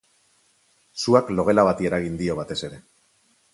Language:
Basque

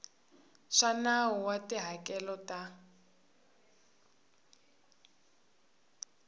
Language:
Tsonga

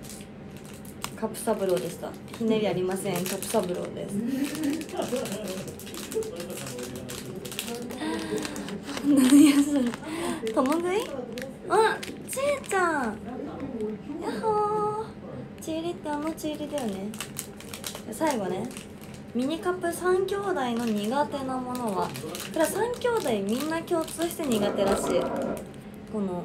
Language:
Japanese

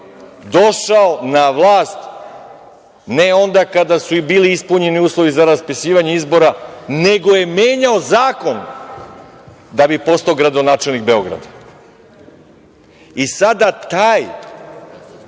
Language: Serbian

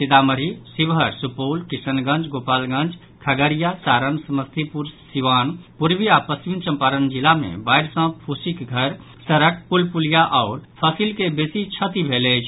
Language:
Maithili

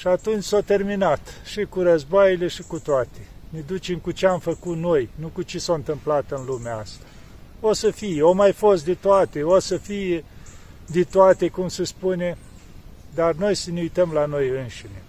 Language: Romanian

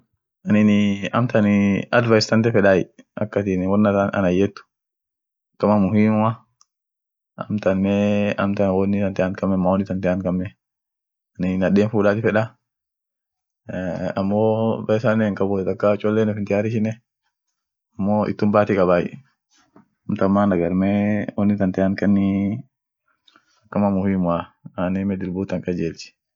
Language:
Orma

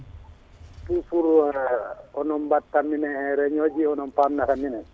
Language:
Fula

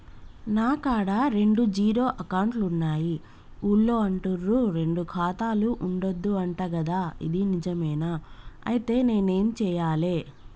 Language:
Telugu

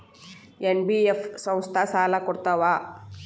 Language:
Kannada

